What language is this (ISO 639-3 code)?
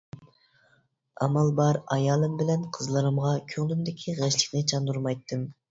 uig